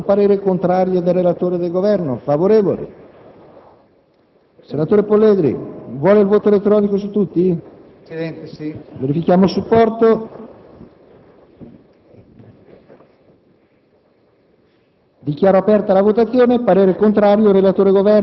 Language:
Italian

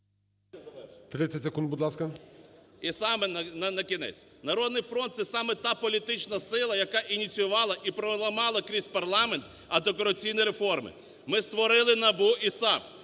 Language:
Ukrainian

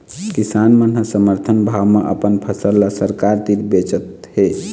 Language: Chhattisgarhi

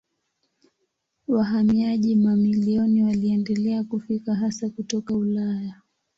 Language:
Swahili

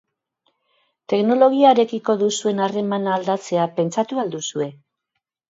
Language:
Basque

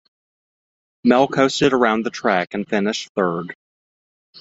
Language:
English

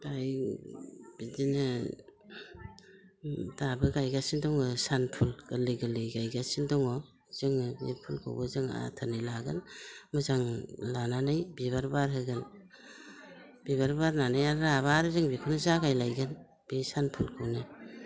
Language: Bodo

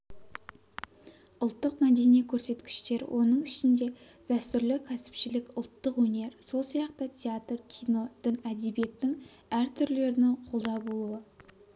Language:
Kazakh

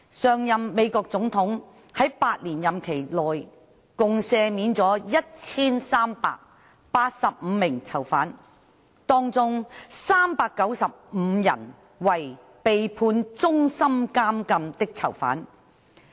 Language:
Cantonese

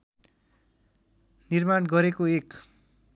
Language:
Nepali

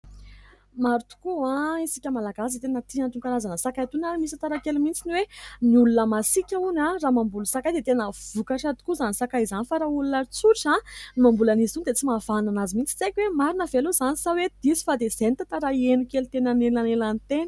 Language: Malagasy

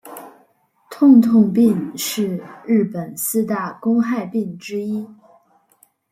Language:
Chinese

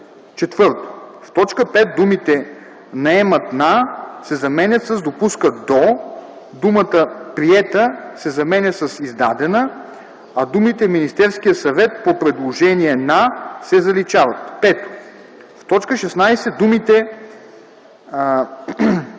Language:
Bulgarian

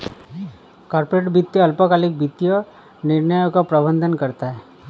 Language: Hindi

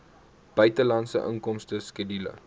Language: Afrikaans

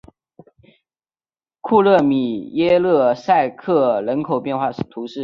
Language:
Chinese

